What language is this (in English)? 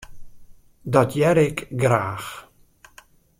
Western Frisian